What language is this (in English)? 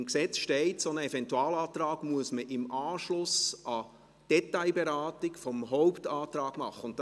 Swiss German